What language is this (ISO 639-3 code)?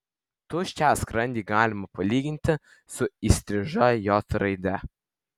lit